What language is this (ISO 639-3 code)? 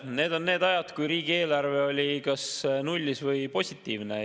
est